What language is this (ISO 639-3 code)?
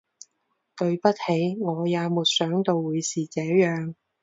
zho